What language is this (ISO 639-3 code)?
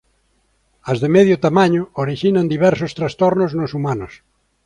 glg